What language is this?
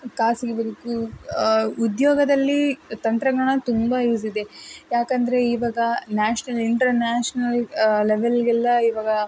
Kannada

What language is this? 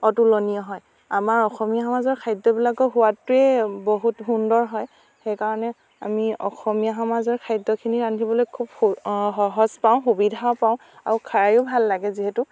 Assamese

